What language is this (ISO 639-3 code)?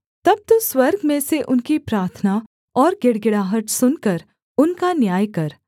hin